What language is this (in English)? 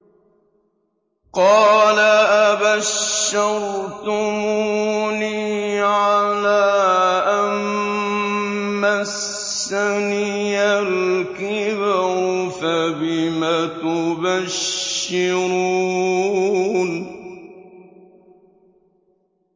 Arabic